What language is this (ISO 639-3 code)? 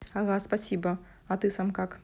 rus